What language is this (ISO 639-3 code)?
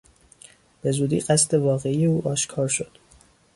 fas